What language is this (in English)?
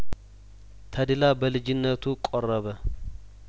Amharic